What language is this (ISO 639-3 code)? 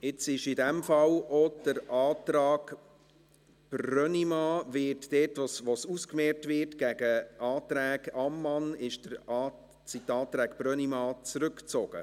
gsw